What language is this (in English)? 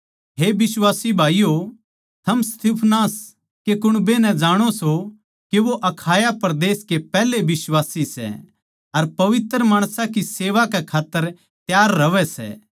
Haryanvi